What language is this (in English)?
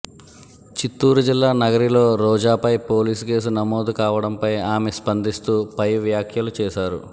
Telugu